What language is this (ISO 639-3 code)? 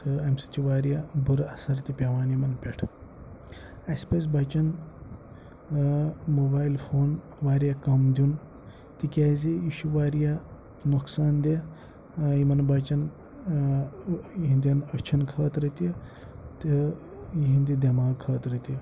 kas